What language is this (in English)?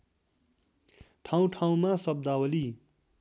Nepali